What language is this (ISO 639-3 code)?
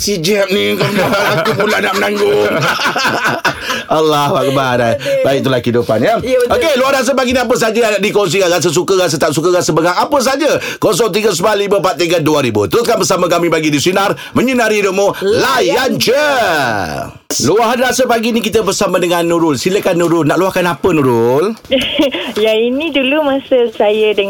msa